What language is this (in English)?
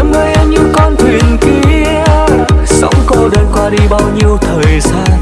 Vietnamese